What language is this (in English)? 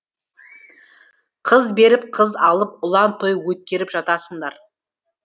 Kazakh